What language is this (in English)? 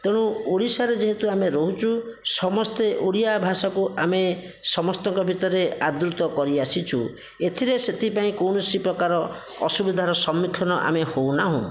Odia